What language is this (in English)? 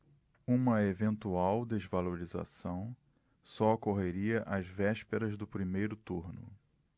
Portuguese